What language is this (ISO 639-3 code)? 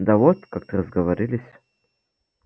rus